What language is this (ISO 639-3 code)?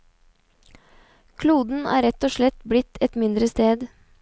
nor